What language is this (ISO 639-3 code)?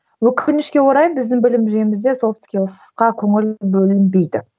kaz